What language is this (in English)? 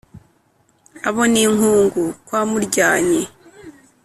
Kinyarwanda